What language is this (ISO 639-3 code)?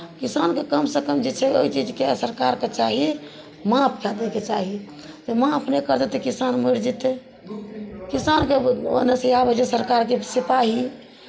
mai